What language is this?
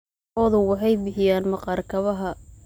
Somali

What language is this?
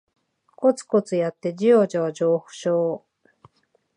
Japanese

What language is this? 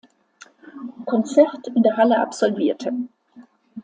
German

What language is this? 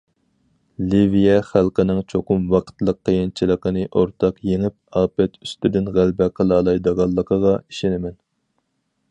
Uyghur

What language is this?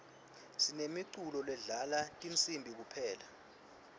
Swati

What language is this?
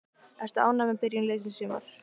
Icelandic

